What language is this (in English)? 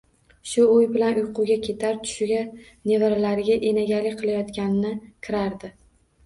Uzbek